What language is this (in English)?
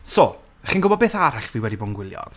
Welsh